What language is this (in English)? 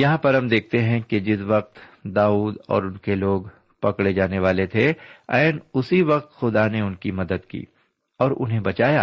Urdu